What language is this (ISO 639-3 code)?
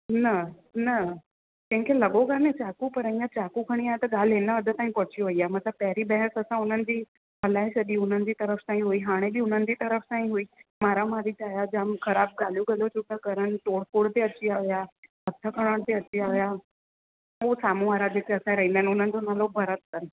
snd